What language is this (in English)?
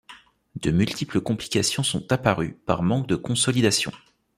French